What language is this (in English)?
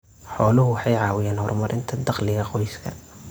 Somali